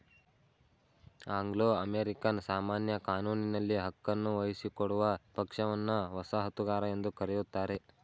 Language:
Kannada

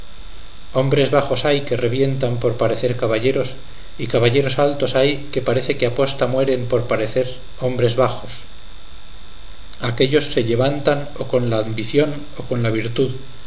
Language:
Spanish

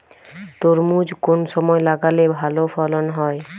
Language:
Bangla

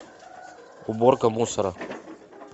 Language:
Russian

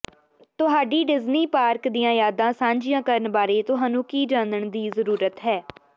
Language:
Punjabi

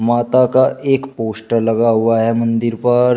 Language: Hindi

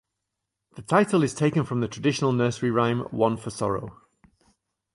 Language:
English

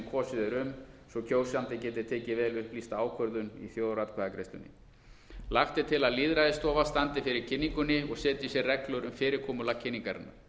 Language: Icelandic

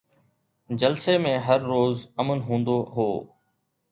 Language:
Sindhi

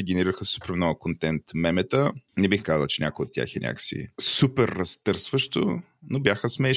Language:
Bulgarian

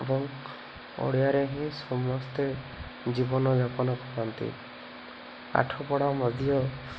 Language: Odia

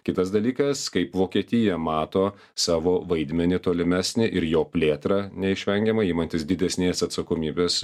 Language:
Lithuanian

